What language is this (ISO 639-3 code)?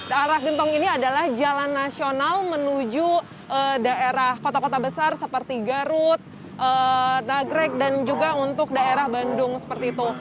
ind